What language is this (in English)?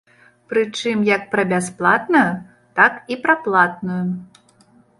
Belarusian